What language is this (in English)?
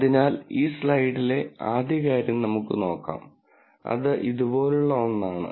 Malayalam